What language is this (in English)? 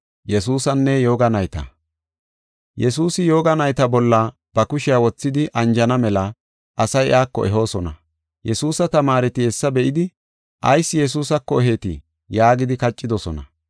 Gofa